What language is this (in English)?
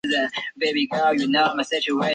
Chinese